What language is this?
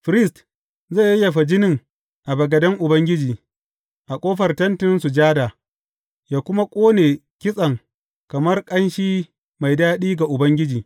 Hausa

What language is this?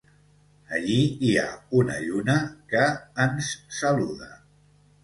Catalan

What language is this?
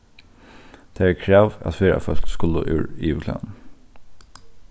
Faroese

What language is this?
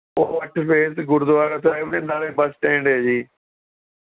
Punjabi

